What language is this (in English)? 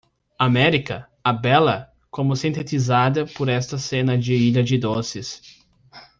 Portuguese